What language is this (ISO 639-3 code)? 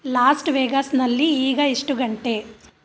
kan